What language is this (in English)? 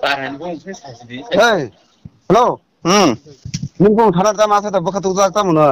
Thai